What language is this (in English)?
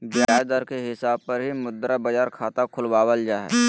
Magahi